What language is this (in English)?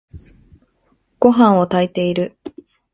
Japanese